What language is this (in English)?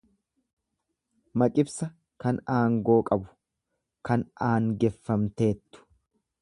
Oromo